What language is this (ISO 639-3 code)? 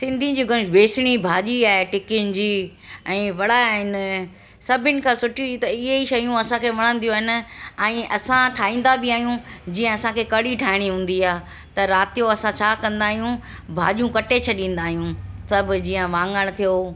snd